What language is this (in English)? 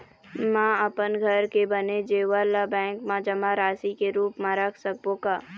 Chhattisgarhi